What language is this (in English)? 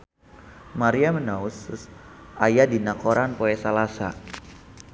Sundanese